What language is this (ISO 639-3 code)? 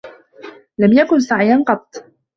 ara